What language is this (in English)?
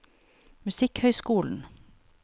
Norwegian